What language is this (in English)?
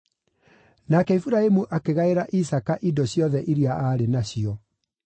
Kikuyu